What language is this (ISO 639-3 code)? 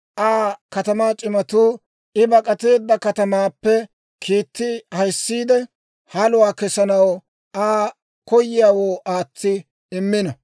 dwr